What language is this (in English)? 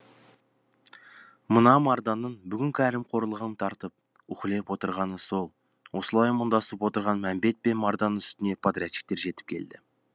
Kazakh